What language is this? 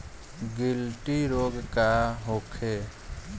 Bhojpuri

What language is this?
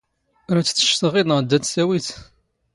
Standard Moroccan Tamazight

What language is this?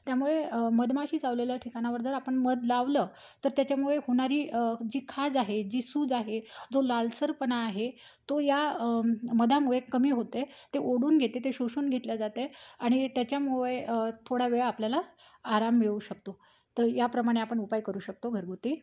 Marathi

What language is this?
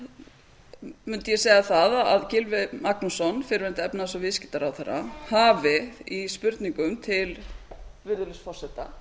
Icelandic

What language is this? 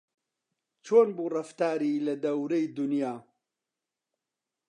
Central Kurdish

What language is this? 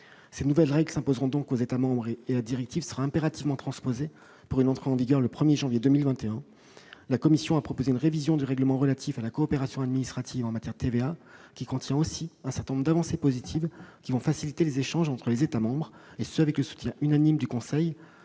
French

